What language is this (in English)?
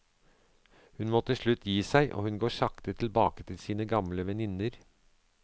Norwegian